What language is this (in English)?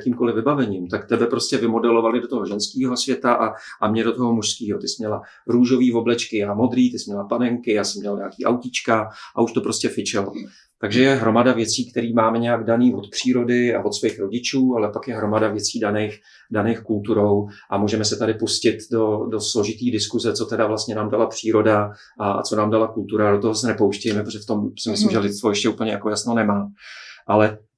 Czech